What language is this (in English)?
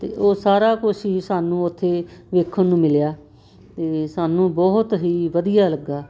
Punjabi